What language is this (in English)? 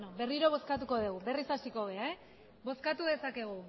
Basque